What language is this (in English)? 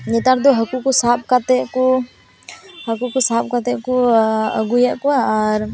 Santali